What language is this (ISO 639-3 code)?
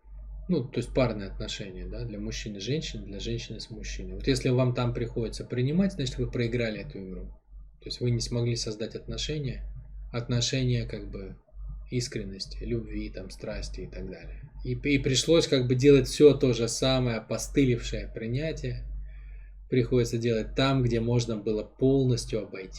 rus